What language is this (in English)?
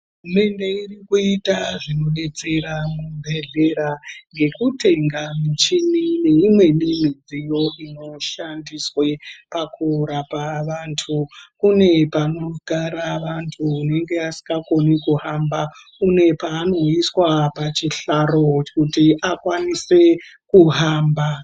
Ndau